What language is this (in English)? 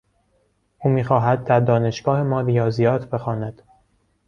Persian